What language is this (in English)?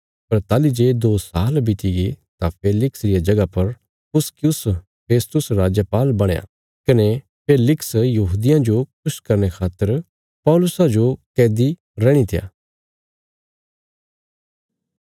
Bilaspuri